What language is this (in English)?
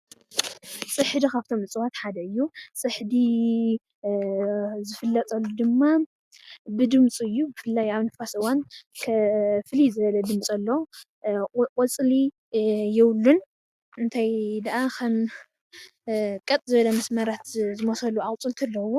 Tigrinya